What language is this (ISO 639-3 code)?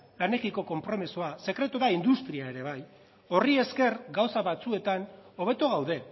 eus